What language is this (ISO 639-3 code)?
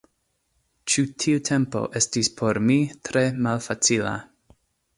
epo